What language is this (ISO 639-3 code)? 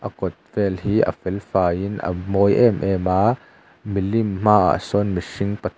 lus